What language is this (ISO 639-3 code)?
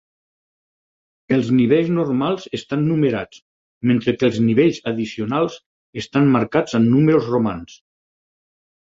cat